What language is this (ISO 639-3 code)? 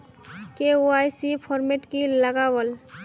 mag